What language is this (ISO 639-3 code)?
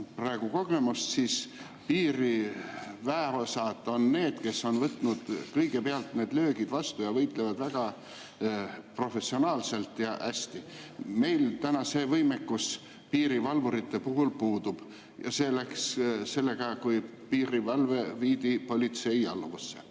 est